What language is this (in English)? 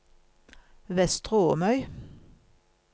Norwegian